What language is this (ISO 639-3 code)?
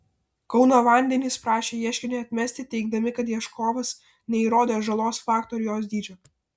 lit